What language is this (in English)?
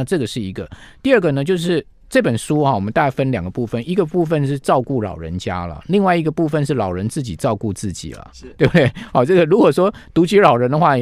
Chinese